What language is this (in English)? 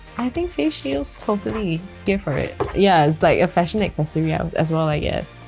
English